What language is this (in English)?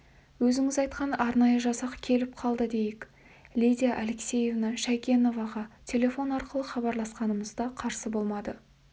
Kazakh